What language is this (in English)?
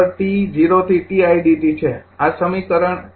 Gujarati